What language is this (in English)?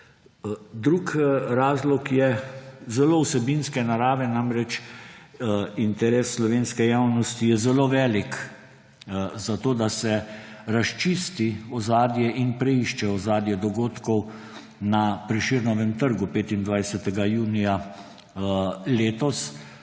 Slovenian